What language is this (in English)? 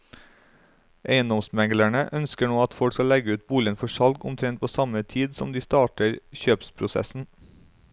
Norwegian